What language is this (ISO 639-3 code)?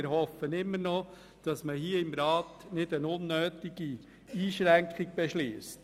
gsw